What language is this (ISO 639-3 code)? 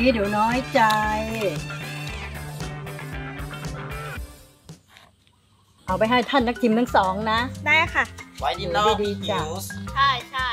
tha